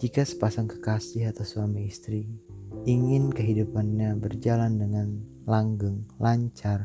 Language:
Indonesian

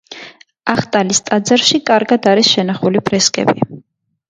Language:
Georgian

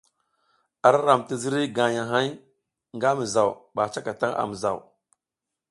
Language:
South Giziga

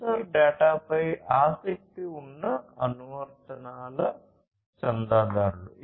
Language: Telugu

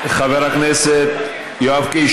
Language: Hebrew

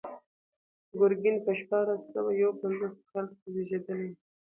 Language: Pashto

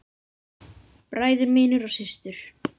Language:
Icelandic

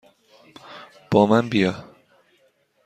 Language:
Persian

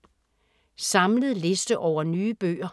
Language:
Danish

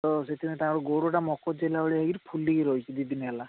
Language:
Odia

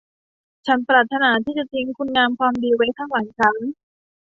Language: Thai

